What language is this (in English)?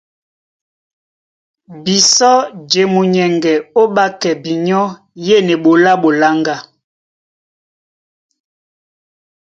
Duala